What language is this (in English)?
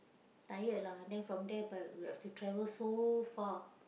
English